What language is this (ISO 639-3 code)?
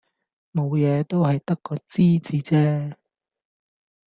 yue